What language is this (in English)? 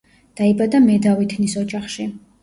Georgian